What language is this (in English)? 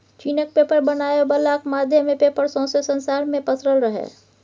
Maithili